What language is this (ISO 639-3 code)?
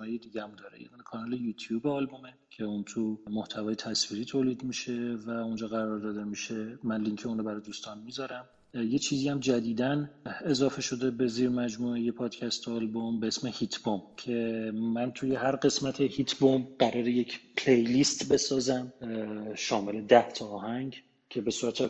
fas